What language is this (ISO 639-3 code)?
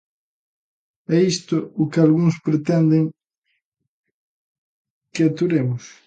glg